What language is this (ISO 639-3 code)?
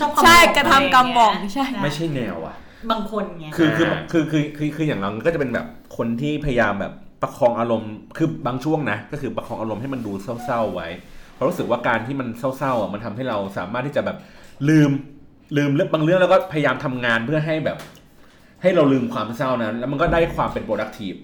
tha